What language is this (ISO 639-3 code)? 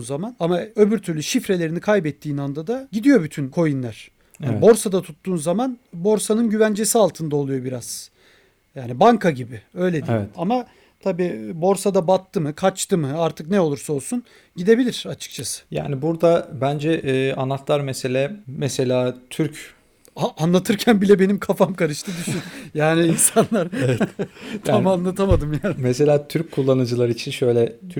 tur